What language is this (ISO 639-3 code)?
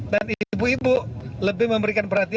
ind